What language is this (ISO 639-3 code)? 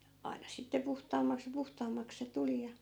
fin